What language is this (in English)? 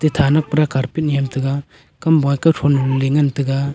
Wancho Naga